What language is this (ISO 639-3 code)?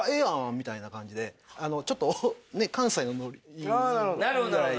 jpn